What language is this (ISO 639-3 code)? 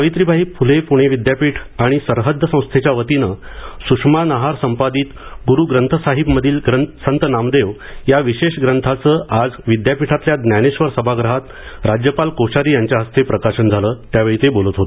mar